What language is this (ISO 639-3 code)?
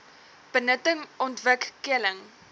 afr